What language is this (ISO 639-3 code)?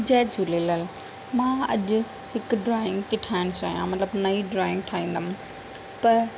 snd